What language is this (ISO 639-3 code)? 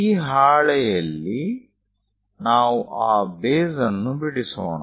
kan